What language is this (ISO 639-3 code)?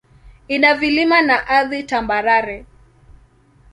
swa